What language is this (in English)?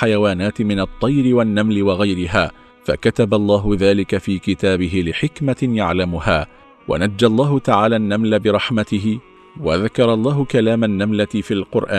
Arabic